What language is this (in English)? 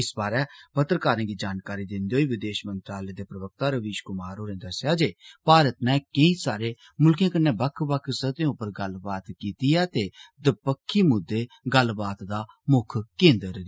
Dogri